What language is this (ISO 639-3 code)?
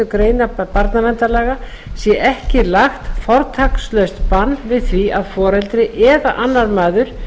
isl